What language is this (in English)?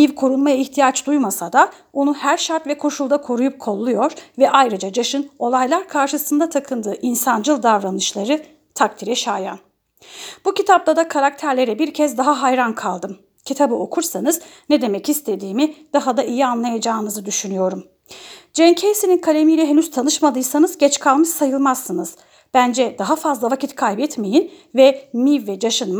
Turkish